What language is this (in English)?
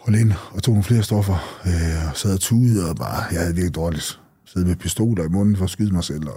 Danish